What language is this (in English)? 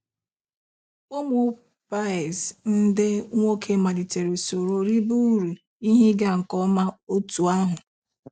Igbo